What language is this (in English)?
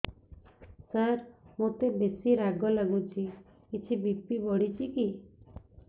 Odia